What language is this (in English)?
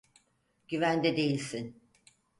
Turkish